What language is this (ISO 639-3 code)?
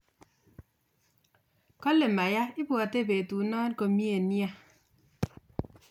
kln